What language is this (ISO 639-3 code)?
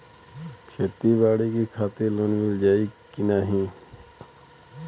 bho